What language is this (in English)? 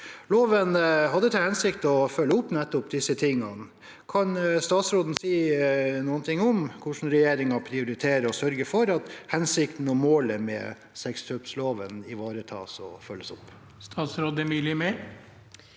Norwegian